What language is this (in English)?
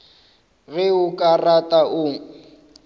Northern Sotho